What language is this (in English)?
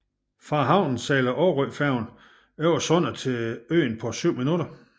Danish